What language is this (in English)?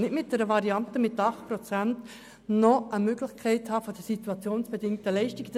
Swiss German